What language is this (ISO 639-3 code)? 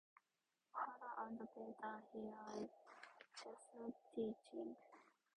eng